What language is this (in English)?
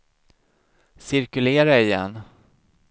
Swedish